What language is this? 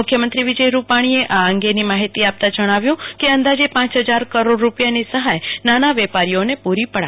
Gujarati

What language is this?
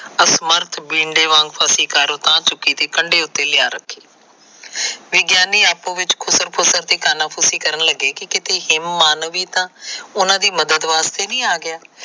Punjabi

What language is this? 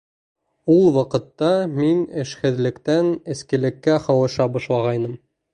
Bashkir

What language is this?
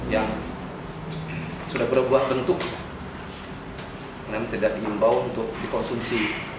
Indonesian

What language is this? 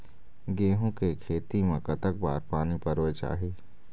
Chhattisgarhi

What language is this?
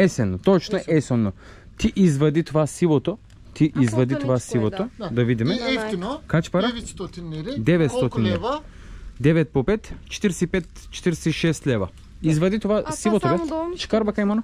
Bulgarian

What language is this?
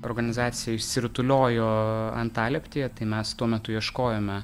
Lithuanian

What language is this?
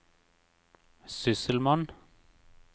Norwegian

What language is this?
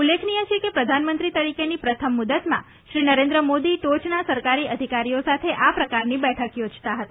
Gujarati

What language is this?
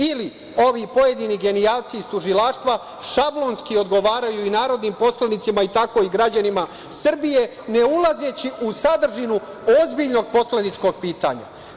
Serbian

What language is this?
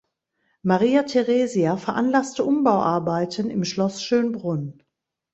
German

